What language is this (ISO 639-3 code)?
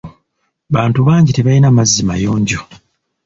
lug